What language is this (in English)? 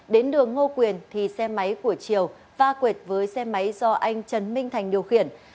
Vietnamese